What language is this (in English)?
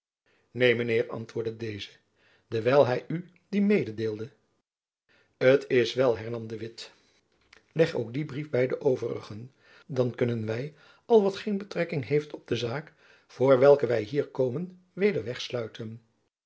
Dutch